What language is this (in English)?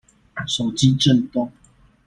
Chinese